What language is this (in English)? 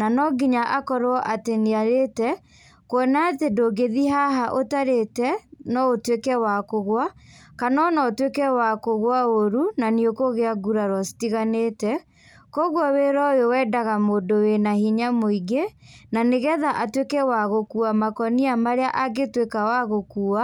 Kikuyu